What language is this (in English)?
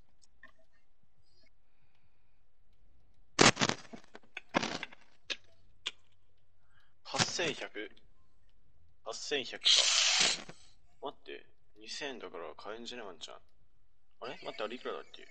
Japanese